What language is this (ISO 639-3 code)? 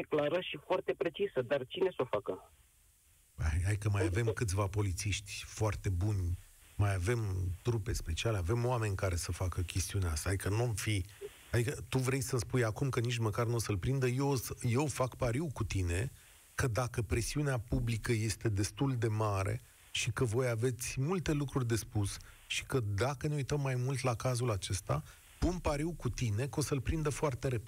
ron